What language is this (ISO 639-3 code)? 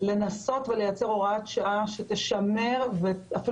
heb